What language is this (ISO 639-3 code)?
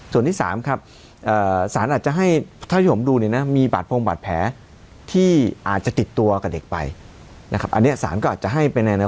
tha